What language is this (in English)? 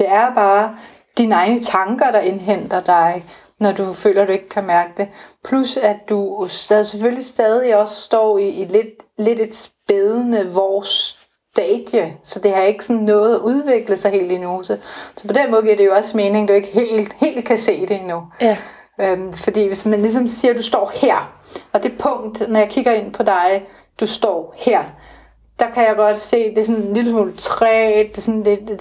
Danish